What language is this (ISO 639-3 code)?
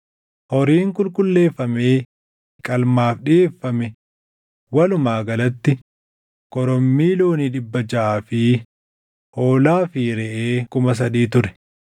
orm